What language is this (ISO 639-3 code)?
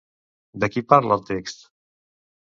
cat